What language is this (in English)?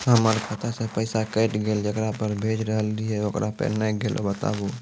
Maithili